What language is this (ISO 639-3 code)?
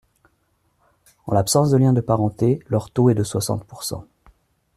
fra